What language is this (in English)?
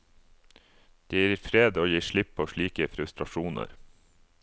Norwegian